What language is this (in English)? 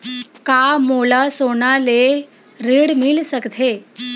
Chhattisgarhi